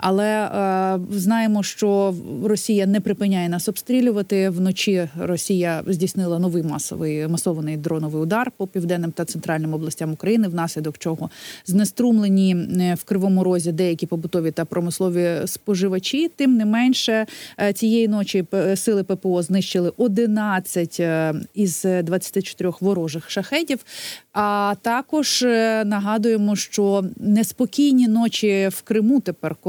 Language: Ukrainian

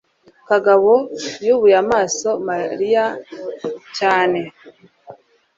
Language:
Kinyarwanda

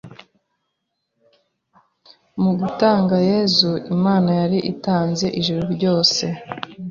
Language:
Kinyarwanda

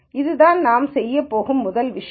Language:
Tamil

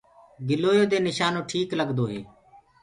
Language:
Gurgula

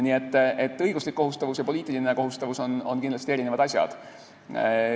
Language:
Estonian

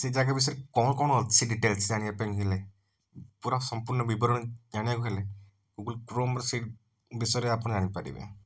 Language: Odia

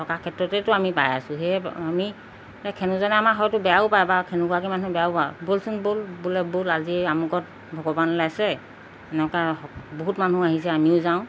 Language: Assamese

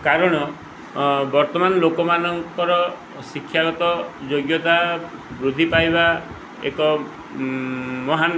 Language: Odia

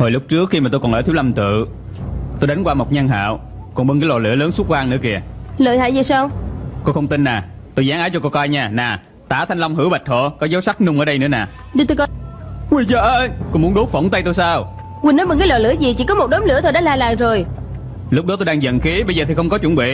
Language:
Vietnamese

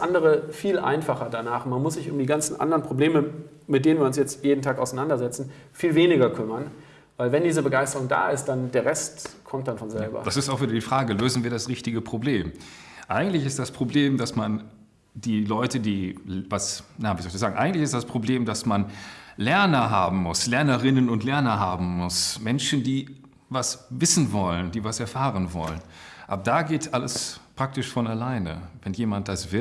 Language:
German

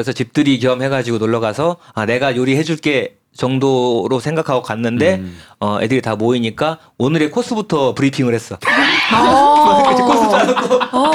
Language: Korean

